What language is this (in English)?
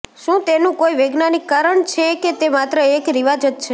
Gujarati